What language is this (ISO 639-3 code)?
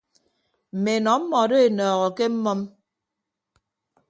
ibb